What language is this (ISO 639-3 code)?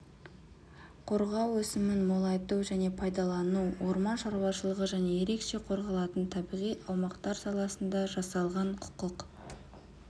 kaz